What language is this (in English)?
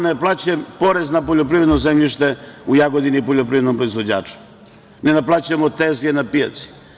Serbian